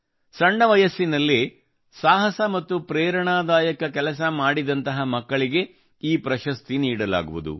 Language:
Kannada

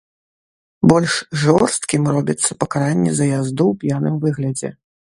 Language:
Belarusian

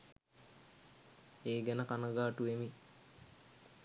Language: Sinhala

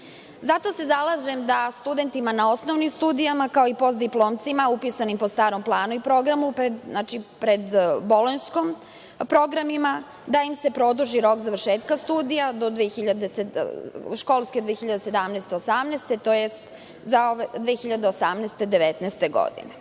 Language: Serbian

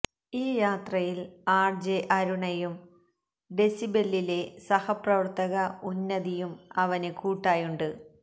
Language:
Malayalam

